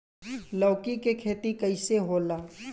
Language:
Bhojpuri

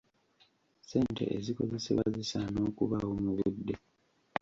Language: Ganda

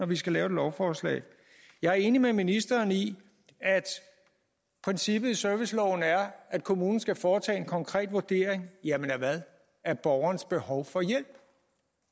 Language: Danish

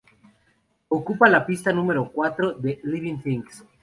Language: Spanish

